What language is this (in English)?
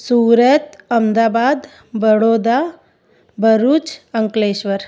Sindhi